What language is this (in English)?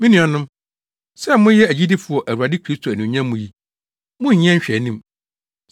Akan